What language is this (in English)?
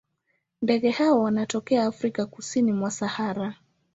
Swahili